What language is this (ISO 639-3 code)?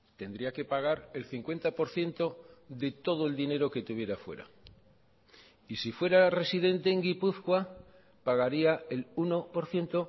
spa